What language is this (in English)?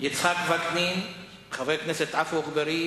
Hebrew